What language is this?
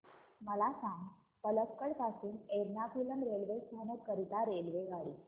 Marathi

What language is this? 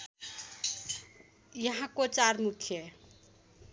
Nepali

